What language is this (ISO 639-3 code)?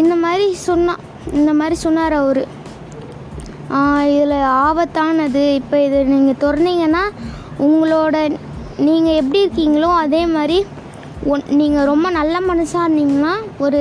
tam